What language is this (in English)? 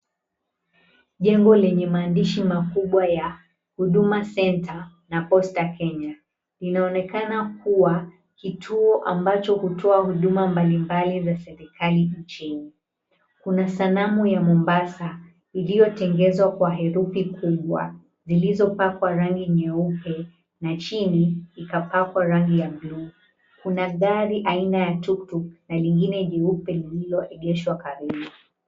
Swahili